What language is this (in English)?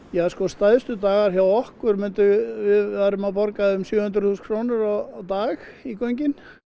Icelandic